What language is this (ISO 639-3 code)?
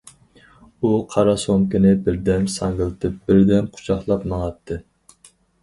uig